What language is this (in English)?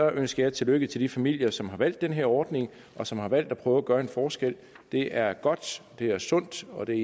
Danish